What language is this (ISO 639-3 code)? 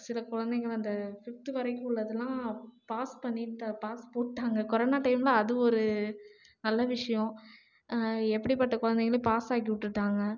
tam